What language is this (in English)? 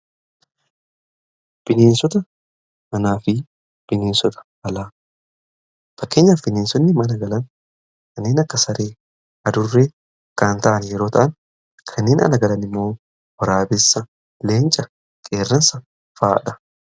Oromo